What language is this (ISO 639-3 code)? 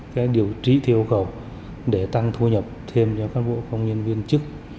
vie